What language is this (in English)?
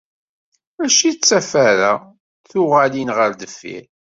Kabyle